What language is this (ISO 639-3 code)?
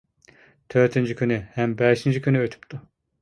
uig